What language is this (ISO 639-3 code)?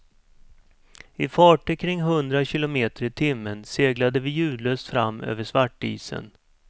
swe